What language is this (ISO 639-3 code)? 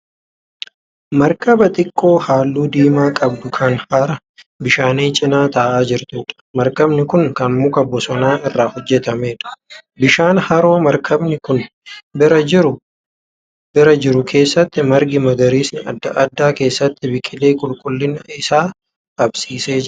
orm